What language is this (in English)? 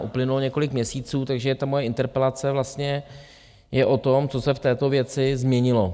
Czech